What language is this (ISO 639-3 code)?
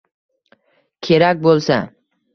uzb